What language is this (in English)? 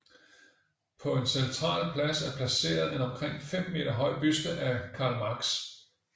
Danish